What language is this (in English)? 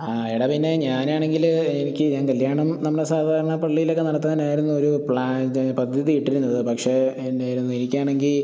Malayalam